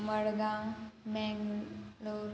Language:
Konkani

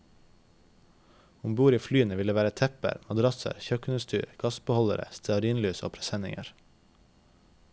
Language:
Norwegian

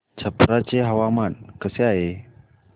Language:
Marathi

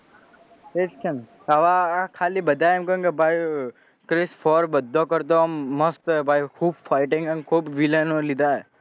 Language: Gujarati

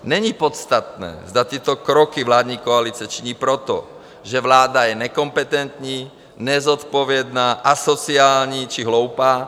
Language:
Czech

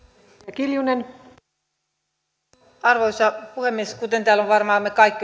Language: Finnish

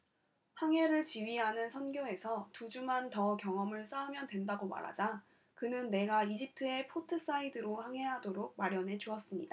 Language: Korean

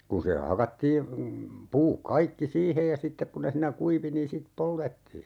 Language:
Finnish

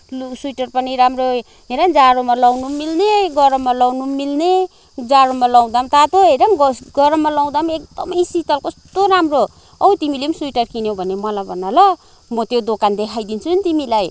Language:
Nepali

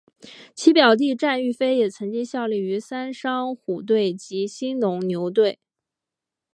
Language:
Chinese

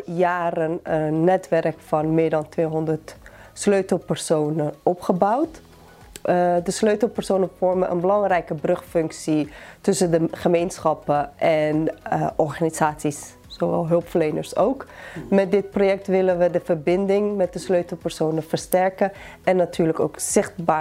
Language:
Dutch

